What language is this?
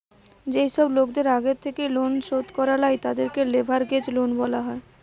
Bangla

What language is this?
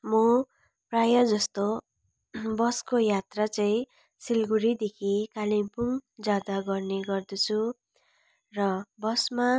Nepali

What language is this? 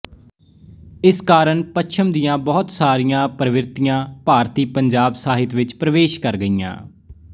Punjabi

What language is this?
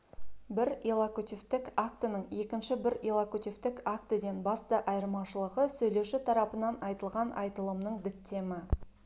Kazakh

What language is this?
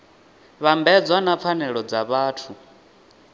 Venda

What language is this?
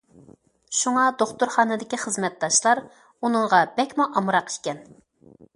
Uyghur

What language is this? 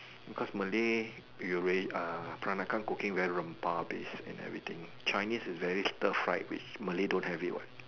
English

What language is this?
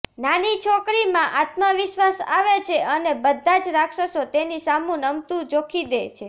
Gujarati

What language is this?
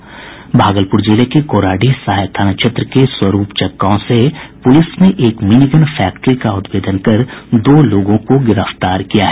Hindi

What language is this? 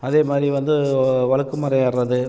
Tamil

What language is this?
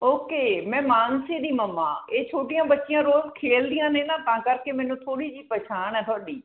Punjabi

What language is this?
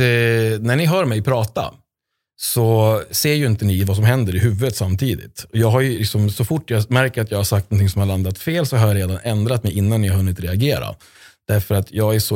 Swedish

